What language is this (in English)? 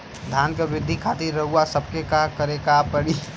Bhojpuri